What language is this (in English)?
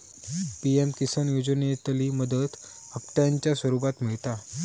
Marathi